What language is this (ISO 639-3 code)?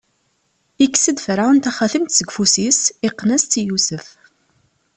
kab